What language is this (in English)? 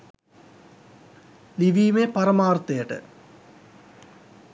Sinhala